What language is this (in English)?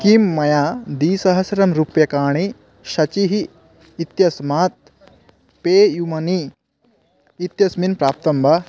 Sanskrit